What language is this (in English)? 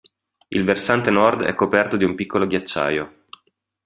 Italian